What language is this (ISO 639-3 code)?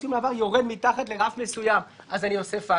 heb